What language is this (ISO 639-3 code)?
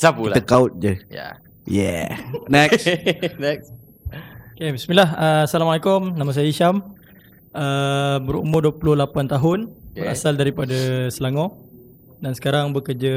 msa